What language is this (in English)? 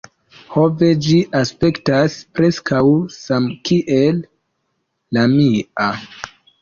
Esperanto